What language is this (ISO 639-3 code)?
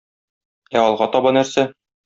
tat